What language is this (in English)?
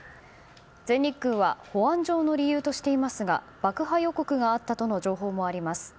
Japanese